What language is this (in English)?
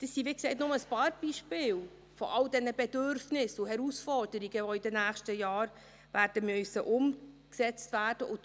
Swiss German